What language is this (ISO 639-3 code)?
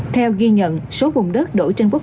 vie